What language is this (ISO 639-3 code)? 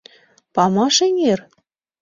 chm